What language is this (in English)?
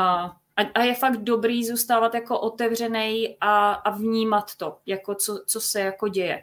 Czech